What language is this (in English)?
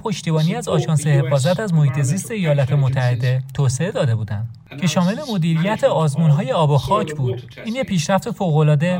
Persian